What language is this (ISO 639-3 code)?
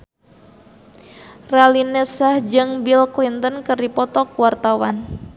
sun